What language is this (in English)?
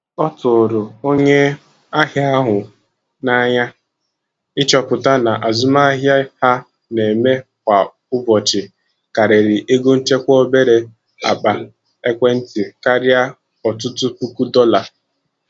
Igbo